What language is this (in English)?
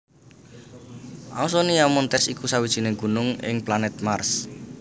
Javanese